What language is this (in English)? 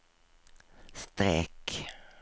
Swedish